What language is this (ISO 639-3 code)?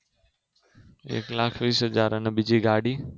guj